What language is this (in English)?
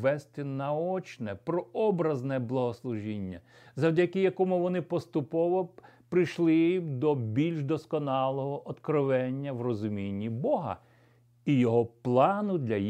Ukrainian